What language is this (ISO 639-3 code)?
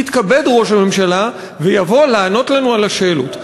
heb